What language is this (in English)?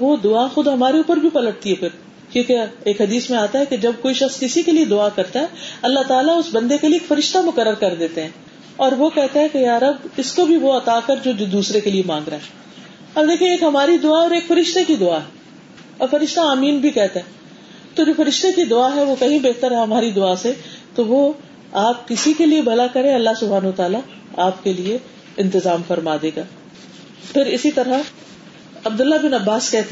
Urdu